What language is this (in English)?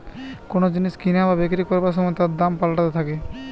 Bangla